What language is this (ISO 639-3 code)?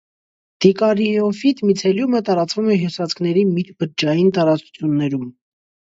hye